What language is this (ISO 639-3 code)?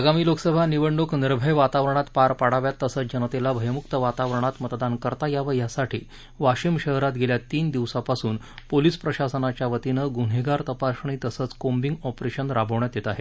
mar